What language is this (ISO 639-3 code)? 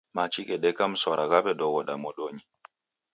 dav